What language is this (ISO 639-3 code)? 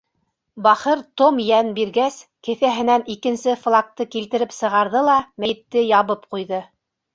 bak